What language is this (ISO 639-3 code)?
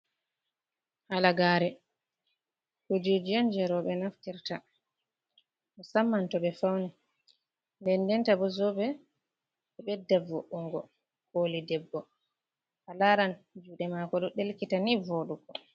ful